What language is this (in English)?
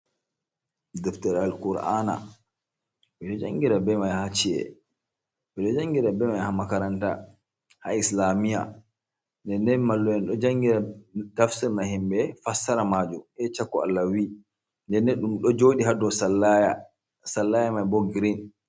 Fula